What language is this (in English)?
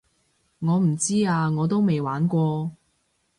Cantonese